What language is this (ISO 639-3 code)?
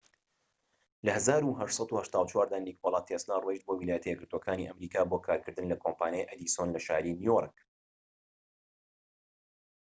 ckb